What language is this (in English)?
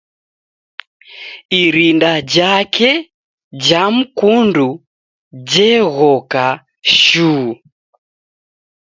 Taita